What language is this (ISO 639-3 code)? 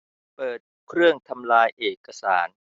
tha